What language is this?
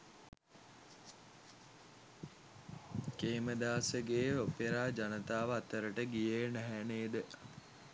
Sinhala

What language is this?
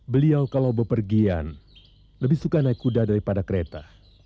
Indonesian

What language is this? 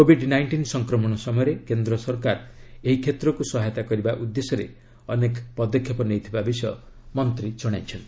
Odia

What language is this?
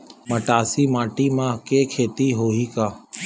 Chhattisgarhi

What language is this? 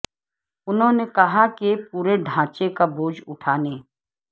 Urdu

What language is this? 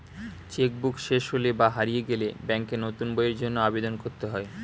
Bangla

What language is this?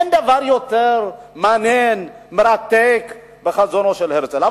Hebrew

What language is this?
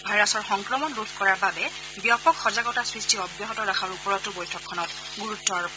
Assamese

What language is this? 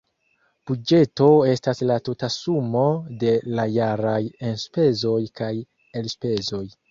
Esperanto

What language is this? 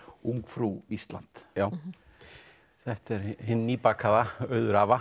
Icelandic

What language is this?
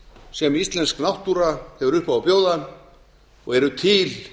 Icelandic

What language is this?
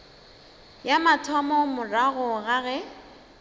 Northern Sotho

